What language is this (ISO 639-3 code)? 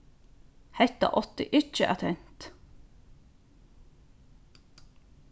fao